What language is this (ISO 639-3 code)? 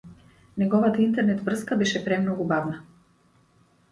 mkd